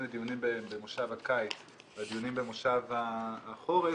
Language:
Hebrew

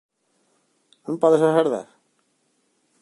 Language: Galician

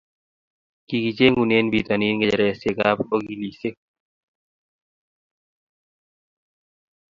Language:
Kalenjin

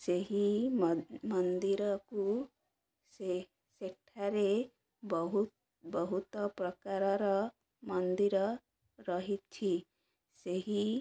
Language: Odia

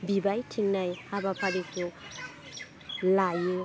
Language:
Bodo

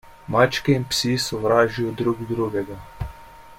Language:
Slovenian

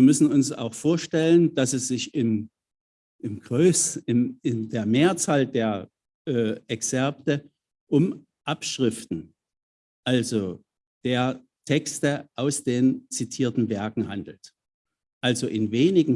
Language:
German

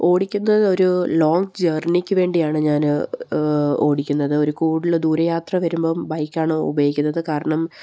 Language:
Malayalam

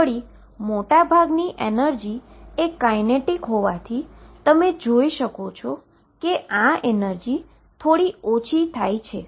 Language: Gujarati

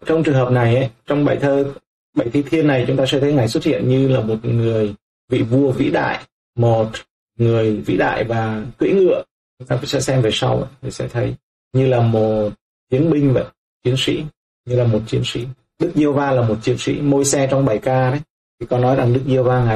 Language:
Vietnamese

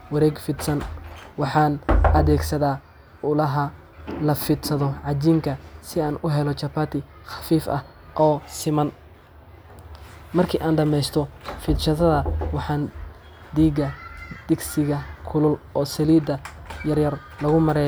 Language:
Somali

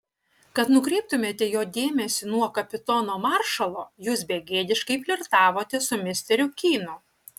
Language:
Lithuanian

